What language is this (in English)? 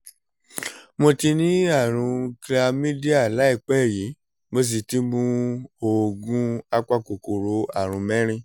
Yoruba